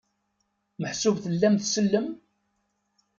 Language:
Kabyle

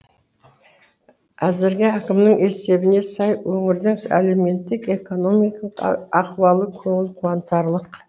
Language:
Kazakh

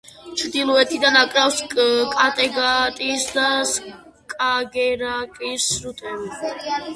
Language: Georgian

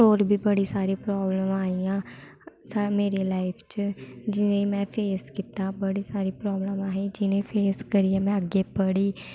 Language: Dogri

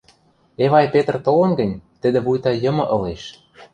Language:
Western Mari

